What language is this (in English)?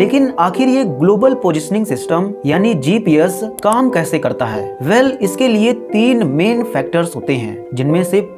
Hindi